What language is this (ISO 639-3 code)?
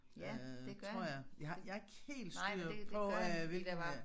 dan